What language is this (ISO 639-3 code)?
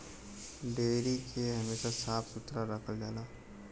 bho